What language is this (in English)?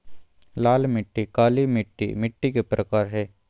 Magahi